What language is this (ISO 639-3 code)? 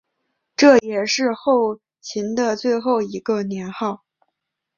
zho